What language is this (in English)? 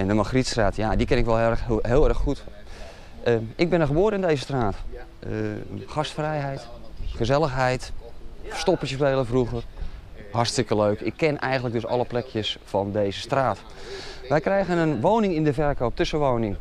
Dutch